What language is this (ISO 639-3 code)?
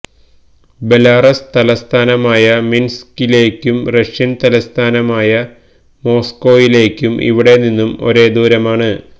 mal